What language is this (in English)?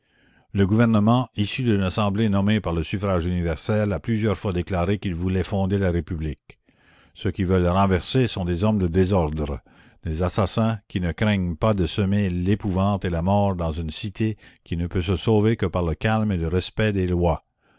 French